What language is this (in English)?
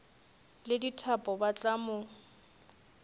Northern Sotho